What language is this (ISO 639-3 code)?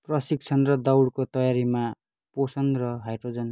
nep